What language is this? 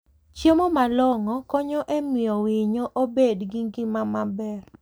Luo (Kenya and Tanzania)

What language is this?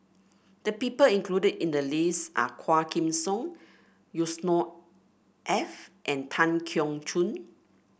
English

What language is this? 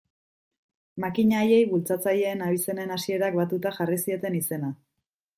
Basque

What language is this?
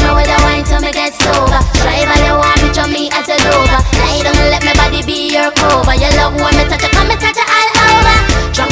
English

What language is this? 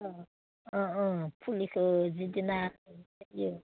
Bodo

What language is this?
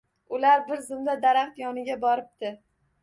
Uzbek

